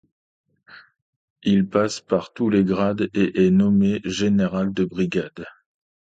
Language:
French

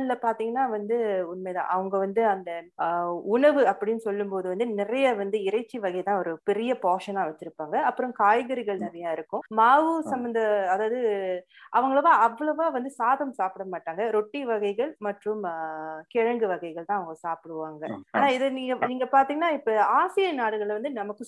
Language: Tamil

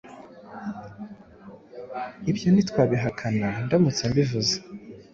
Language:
Kinyarwanda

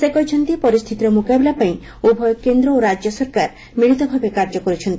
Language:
Odia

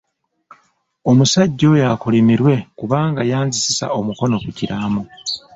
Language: Ganda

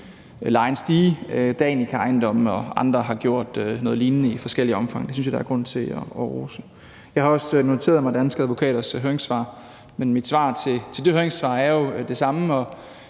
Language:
Danish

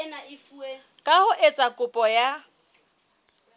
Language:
Southern Sotho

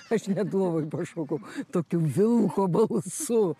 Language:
Lithuanian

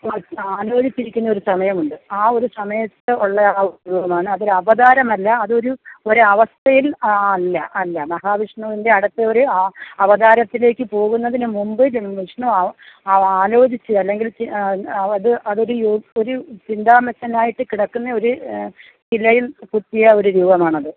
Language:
Malayalam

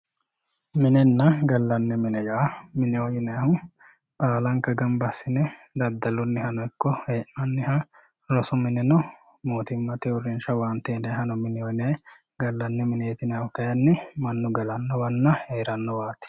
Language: Sidamo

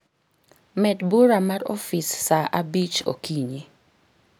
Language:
Luo (Kenya and Tanzania)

